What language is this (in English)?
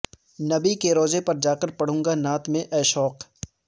Urdu